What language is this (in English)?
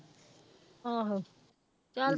Punjabi